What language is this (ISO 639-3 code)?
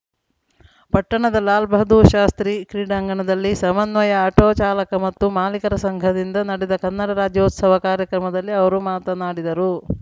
kan